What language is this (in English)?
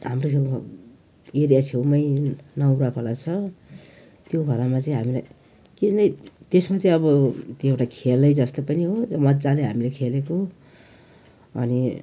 Nepali